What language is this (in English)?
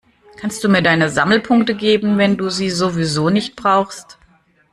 German